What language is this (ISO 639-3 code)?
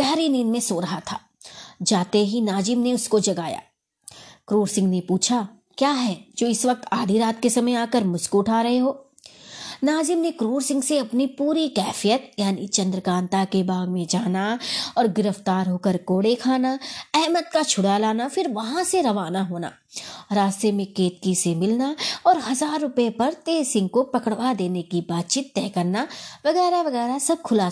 hin